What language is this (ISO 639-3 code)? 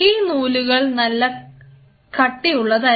mal